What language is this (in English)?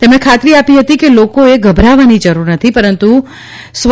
Gujarati